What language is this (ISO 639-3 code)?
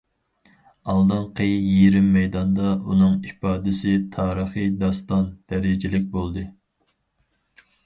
uig